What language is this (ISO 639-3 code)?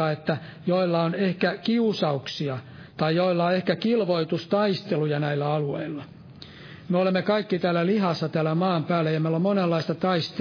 fin